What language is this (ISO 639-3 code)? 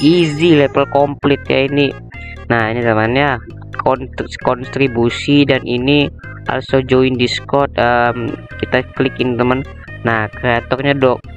ind